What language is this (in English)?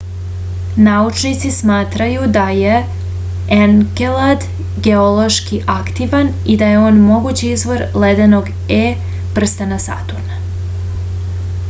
Serbian